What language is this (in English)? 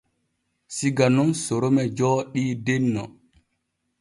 Borgu Fulfulde